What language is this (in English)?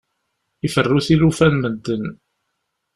Kabyle